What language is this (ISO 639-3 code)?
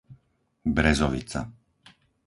slk